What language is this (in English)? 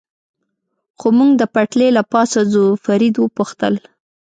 Pashto